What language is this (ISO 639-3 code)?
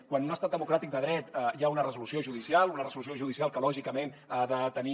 cat